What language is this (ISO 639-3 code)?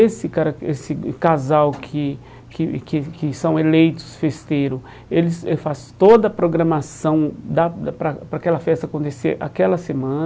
por